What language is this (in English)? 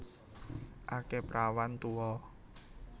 Javanese